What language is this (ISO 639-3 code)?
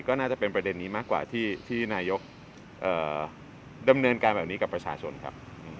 tha